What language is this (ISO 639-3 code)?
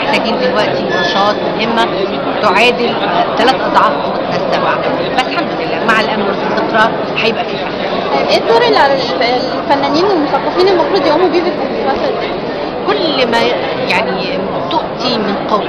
ara